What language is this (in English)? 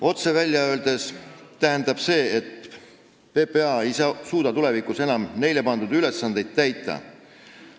Estonian